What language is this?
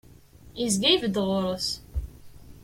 Kabyle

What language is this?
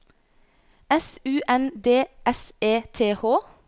Norwegian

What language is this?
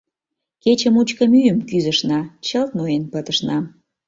Mari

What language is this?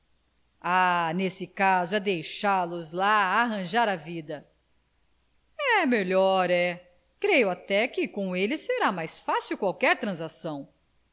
Portuguese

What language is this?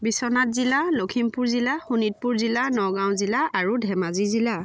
Assamese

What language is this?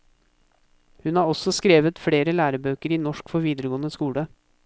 Norwegian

